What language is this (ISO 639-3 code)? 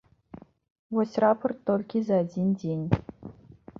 bel